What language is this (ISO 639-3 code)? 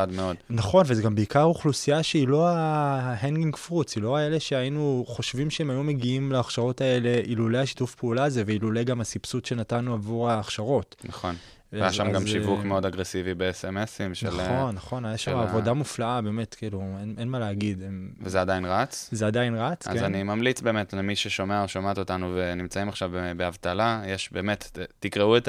heb